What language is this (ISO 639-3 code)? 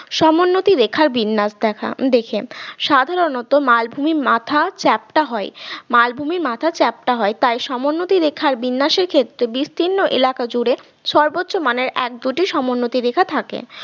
ben